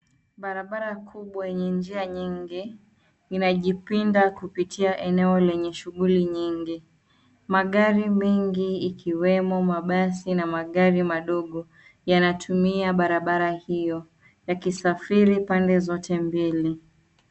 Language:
Swahili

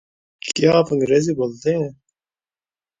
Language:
Urdu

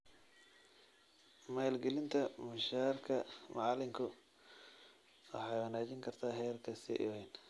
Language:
Somali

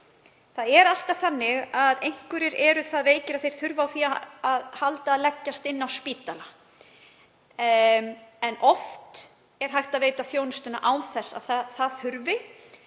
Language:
Icelandic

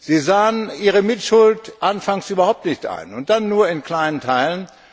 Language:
German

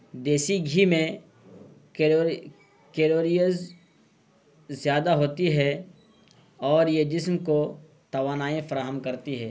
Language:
Urdu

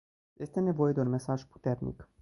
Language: Romanian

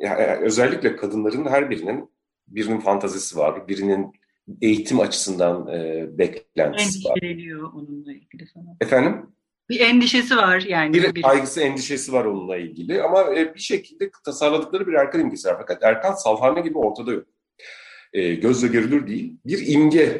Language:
Turkish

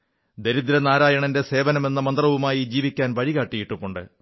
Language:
Malayalam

